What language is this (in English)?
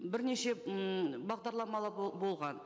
Kazakh